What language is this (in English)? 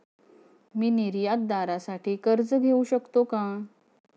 Marathi